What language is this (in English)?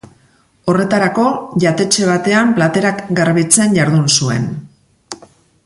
Basque